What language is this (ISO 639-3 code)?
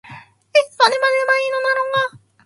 jpn